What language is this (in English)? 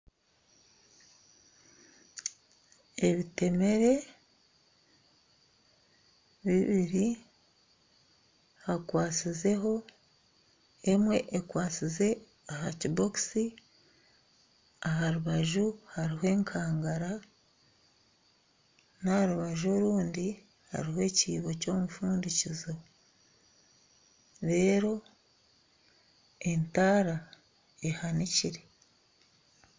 Nyankole